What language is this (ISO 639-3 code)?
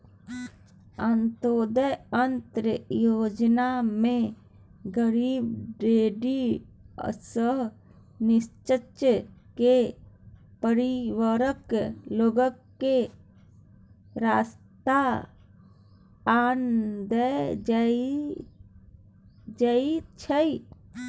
mai